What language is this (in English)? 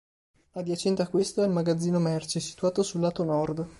Italian